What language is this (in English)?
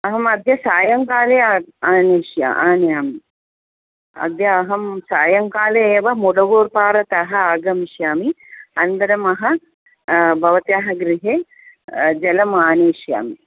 Sanskrit